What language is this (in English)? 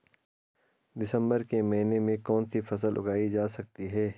Hindi